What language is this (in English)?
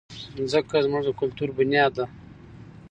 Pashto